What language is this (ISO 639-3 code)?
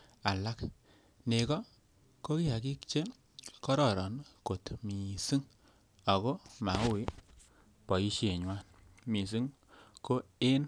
kln